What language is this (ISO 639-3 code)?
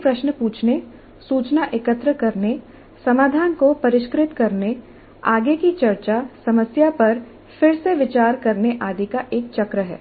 hin